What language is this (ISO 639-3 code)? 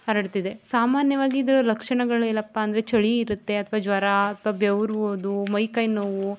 kan